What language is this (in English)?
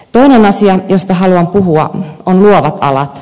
Finnish